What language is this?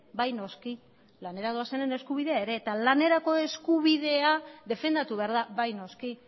Basque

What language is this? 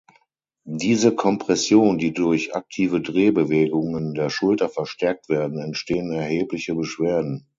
German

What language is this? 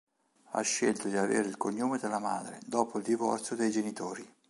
Italian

